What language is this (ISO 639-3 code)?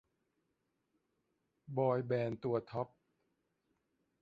tha